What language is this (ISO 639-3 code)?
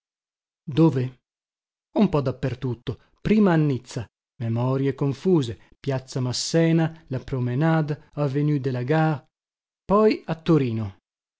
ita